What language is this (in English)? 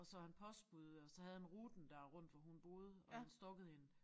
Danish